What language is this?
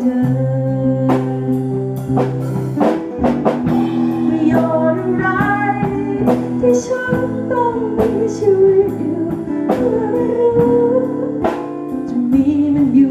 Vietnamese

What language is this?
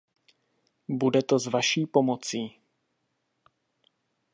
Czech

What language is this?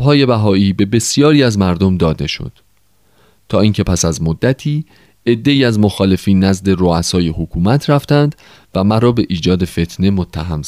Persian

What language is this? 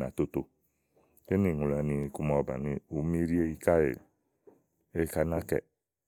Igo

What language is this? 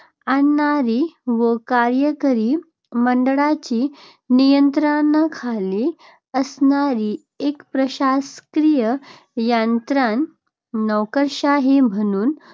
Marathi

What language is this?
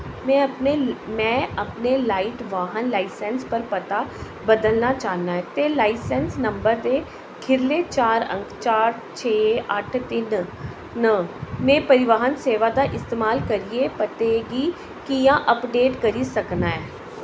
Dogri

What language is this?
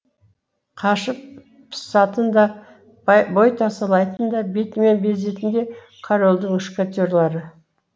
Kazakh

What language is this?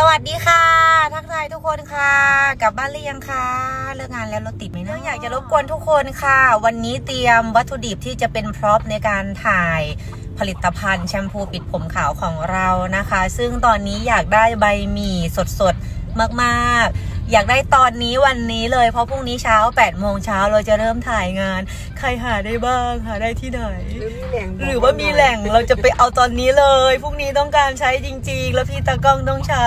Thai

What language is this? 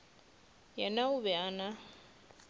Northern Sotho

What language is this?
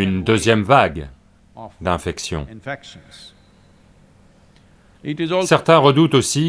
French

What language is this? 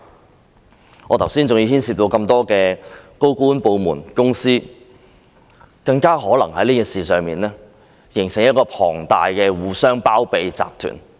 Cantonese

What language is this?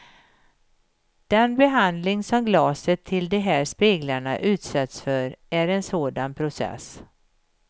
Swedish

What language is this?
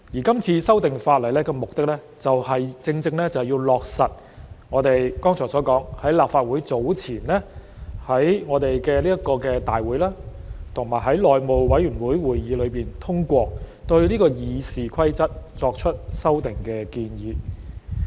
Cantonese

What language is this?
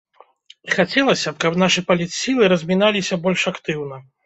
Belarusian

